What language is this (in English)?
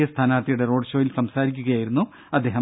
Malayalam